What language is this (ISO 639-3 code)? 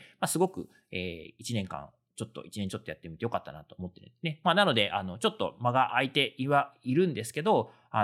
jpn